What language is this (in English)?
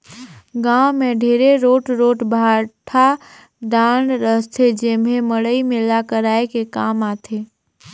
Chhattisgarhi